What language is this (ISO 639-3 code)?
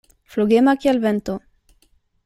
epo